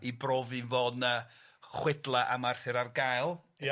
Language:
Welsh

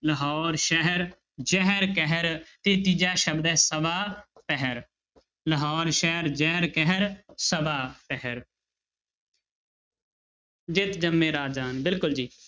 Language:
Punjabi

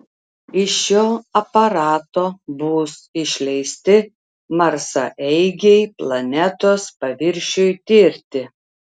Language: Lithuanian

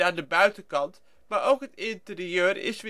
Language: Dutch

